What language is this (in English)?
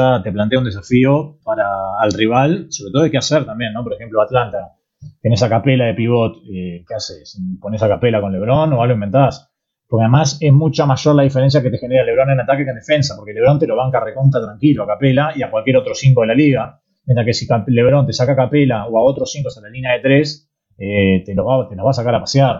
Spanish